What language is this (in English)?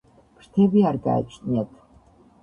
Georgian